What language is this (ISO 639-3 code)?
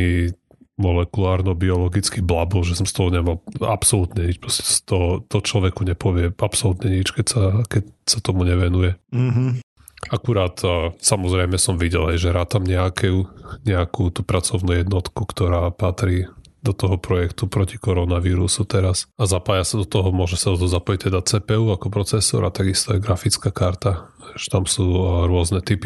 slk